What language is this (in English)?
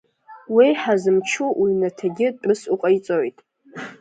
Abkhazian